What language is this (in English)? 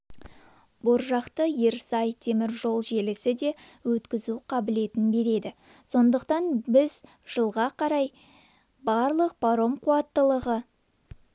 Kazakh